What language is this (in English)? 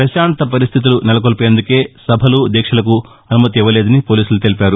Telugu